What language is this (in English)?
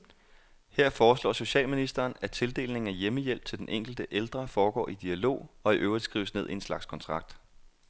Danish